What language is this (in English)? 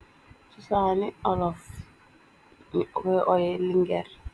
Wolof